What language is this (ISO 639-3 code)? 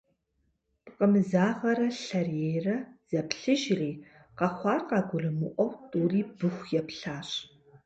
kbd